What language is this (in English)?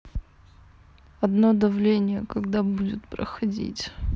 Russian